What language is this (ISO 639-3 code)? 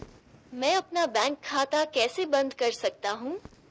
hin